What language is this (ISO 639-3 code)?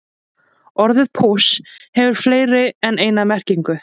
isl